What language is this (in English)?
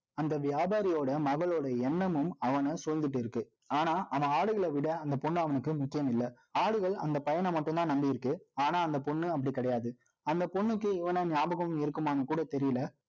Tamil